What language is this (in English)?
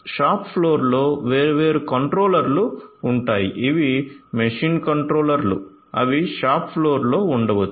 Telugu